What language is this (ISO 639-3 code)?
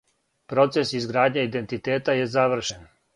srp